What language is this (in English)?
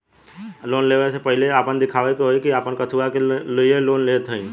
Bhojpuri